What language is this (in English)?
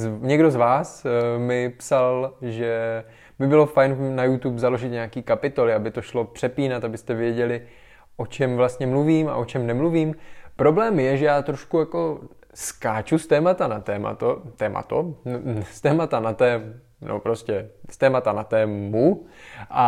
Czech